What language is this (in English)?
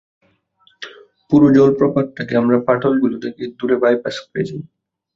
Bangla